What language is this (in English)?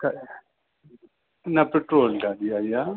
Sindhi